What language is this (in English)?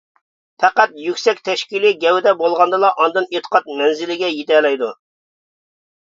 Uyghur